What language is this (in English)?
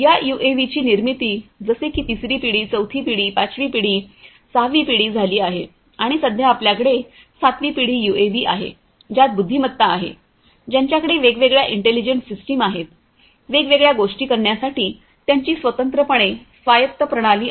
Marathi